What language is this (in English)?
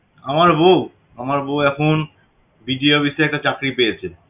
Bangla